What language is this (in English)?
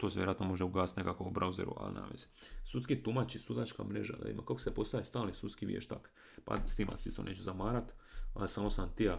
Croatian